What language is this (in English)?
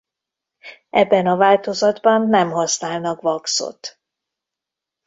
Hungarian